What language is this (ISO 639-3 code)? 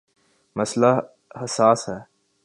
urd